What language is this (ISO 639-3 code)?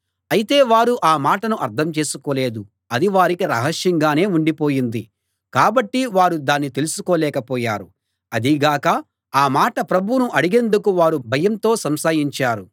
tel